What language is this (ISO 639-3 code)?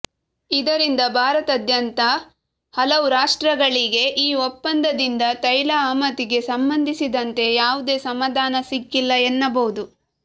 kan